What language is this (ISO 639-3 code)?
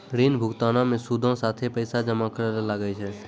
mai